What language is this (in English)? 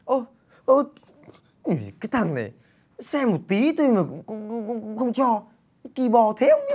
Vietnamese